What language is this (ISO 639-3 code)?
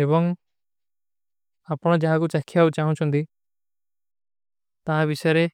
uki